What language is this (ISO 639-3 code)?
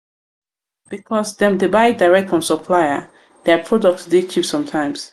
pcm